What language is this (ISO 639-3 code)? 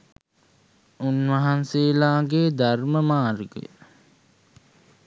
sin